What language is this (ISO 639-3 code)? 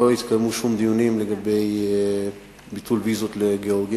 heb